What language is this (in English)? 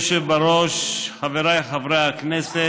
Hebrew